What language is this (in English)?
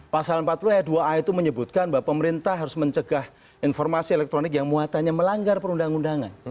Indonesian